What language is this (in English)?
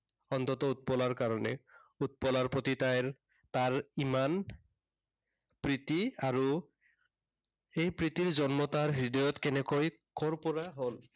Assamese